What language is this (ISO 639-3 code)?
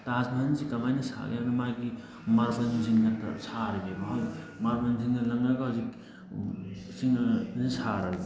mni